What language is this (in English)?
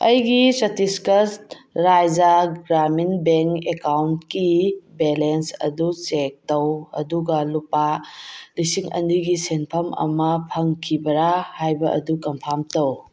Manipuri